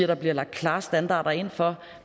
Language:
Danish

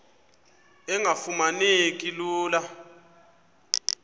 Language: Xhosa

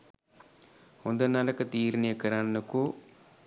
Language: Sinhala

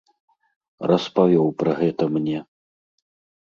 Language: Belarusian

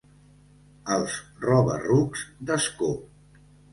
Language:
Catalan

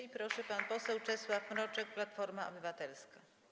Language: Polish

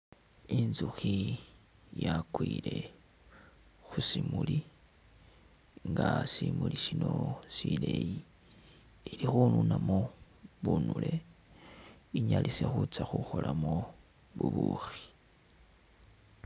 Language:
Masaaba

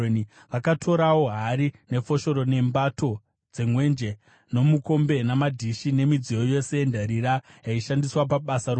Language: Shona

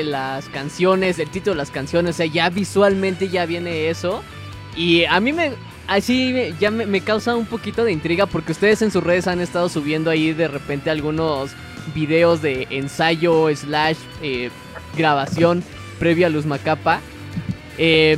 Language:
Spanish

